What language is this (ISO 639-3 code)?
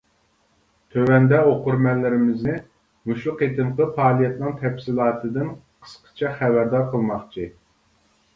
uig